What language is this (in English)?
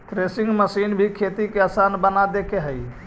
Magahi